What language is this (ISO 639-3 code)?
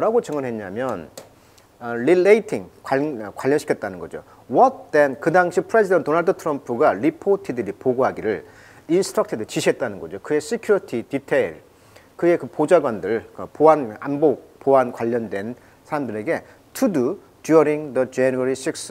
kor